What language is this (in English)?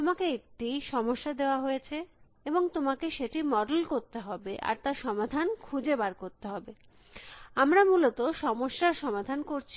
Bangla